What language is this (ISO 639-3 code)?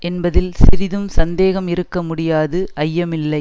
tam